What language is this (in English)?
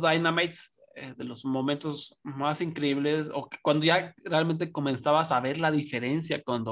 Spanish